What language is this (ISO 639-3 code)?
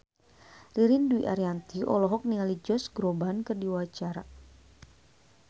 sun